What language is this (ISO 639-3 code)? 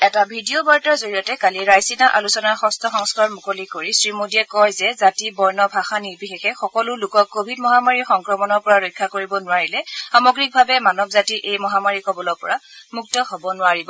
asm